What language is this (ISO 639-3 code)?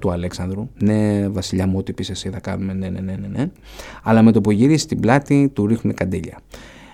ell